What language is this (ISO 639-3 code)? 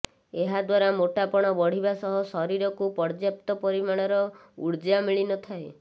ori